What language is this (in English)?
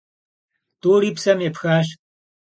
Kabardian